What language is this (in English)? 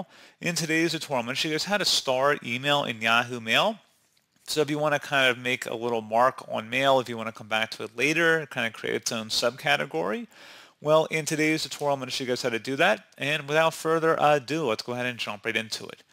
English